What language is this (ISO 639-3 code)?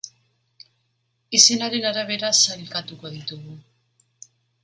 eus